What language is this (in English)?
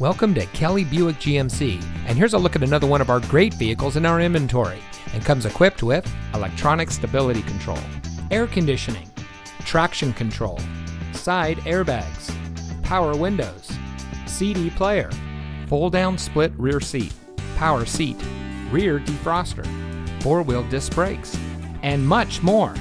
English